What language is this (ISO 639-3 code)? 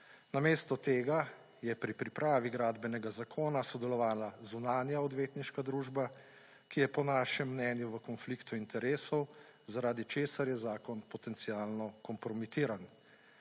slv